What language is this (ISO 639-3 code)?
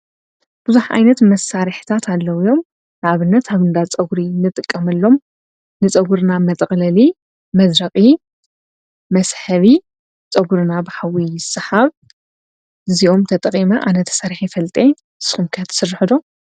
tir